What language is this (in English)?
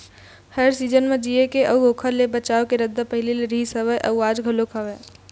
Chhattisgarhi